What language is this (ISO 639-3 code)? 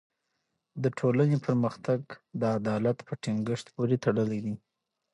pus